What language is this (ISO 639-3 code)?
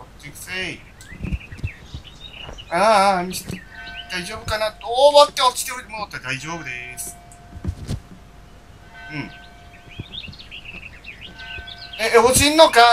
jpn